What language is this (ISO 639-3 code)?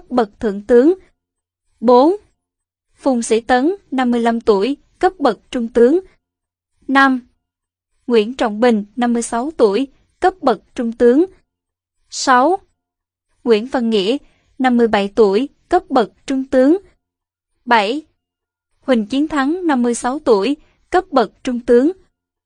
vie